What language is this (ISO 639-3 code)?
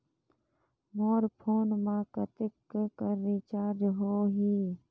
hne